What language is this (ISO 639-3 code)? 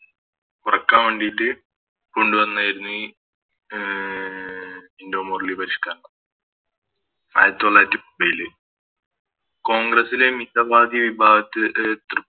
mal